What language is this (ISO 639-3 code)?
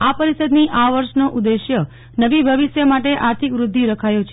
guj